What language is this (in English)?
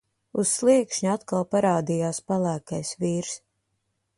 Latvian